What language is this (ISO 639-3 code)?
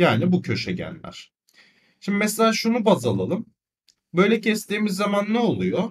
tur